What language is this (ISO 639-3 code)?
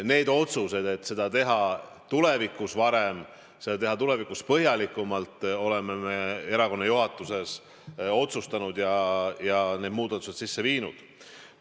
est